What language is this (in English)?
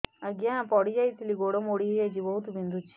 Odia